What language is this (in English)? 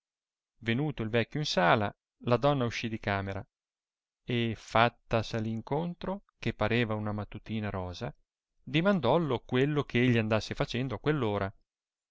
Italian